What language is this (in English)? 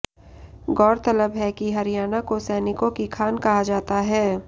Hindi